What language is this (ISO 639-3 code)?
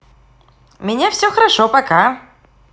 rus